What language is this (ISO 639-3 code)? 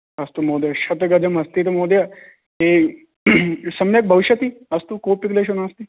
san